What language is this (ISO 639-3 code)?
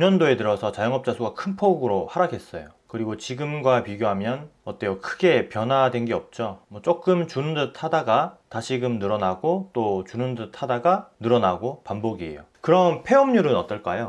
kor